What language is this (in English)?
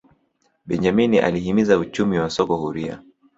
Swahili